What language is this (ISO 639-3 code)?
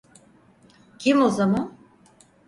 tur